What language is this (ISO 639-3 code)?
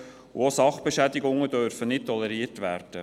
gsw